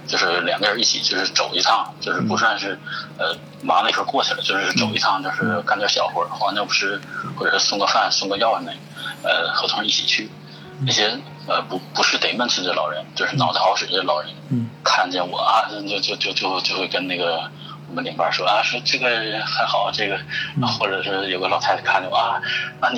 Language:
Chinese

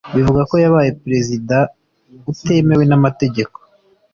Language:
Kinyarwanda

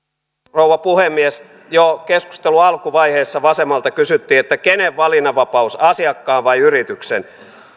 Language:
Finnish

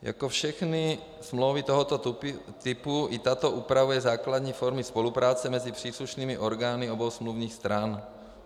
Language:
Czech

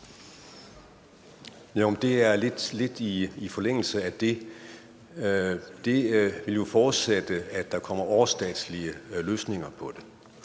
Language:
Danish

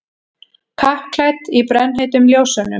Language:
Icelandic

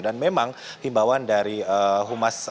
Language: Indonesian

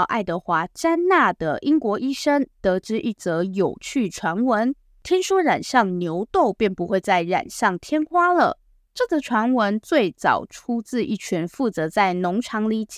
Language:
Chinese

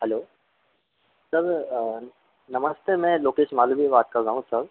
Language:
Hindi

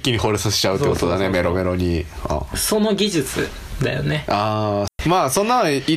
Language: Japanese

